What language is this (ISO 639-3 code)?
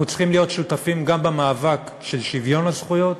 heb